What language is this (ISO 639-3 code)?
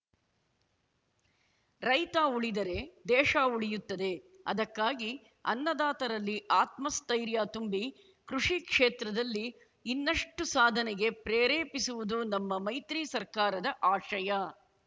kan